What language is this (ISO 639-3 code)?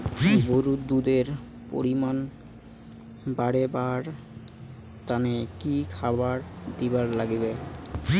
ben